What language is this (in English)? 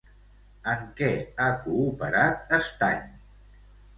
Catalan